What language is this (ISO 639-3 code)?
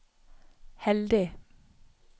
nor